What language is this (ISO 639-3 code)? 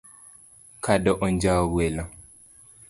luo